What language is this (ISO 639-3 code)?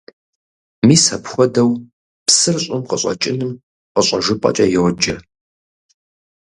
kbd